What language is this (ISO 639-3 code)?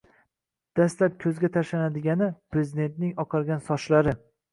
uzb